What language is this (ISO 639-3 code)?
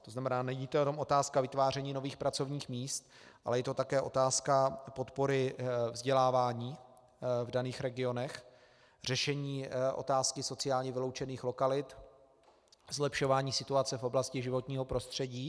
ces